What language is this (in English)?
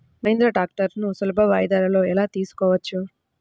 Telugu